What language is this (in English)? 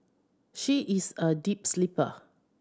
English